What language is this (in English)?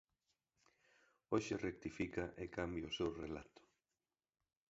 Galician